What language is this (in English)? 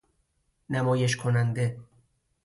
Persian